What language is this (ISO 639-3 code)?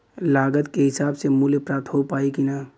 bho